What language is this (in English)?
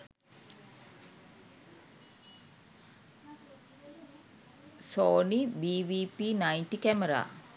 Sinhala